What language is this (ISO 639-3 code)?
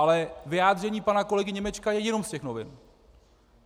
ces